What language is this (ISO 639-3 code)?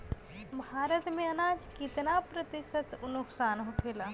bho